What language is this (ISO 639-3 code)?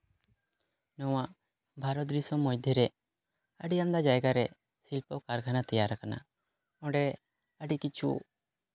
sat